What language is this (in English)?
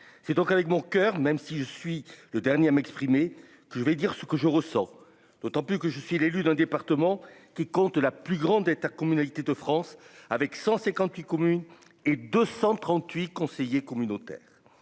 French